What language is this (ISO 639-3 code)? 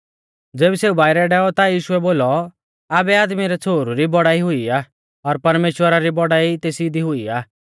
bfz